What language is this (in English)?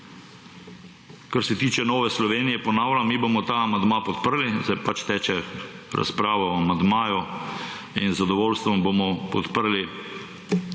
Slovenian